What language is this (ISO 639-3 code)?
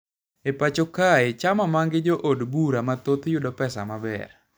luo